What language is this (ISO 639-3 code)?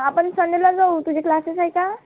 mar